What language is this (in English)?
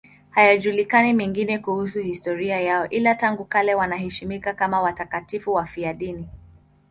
Swahili